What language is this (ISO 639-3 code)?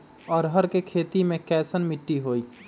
mag